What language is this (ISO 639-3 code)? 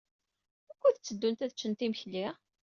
kab